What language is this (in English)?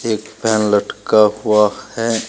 Hindi